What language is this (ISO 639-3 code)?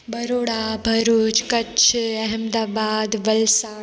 snd